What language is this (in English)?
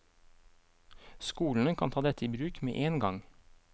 Norwegian